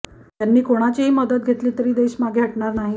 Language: Marathi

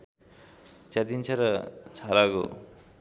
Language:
Nepali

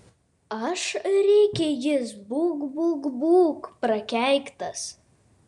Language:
Lithuanian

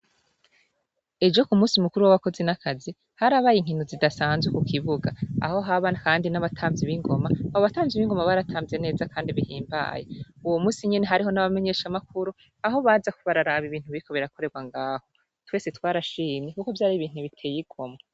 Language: Rundi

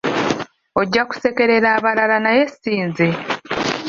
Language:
Ganda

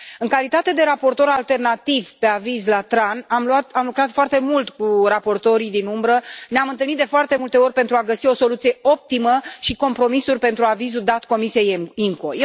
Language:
Romanian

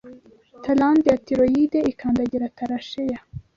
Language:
Kinyarwanda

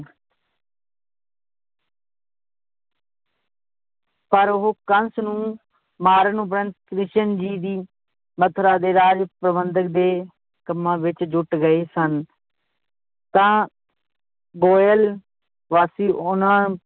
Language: Punjabi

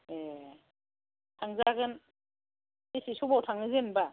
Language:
Bodo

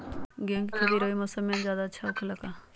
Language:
Magahi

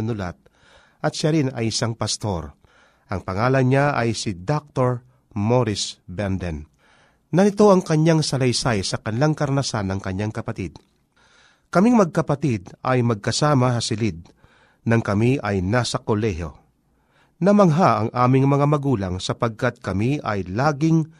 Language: Filipino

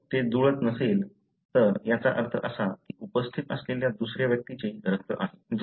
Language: Marathi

